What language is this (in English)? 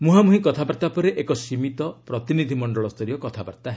Odia